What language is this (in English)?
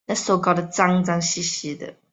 Chinese